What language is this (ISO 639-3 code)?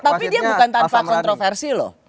ind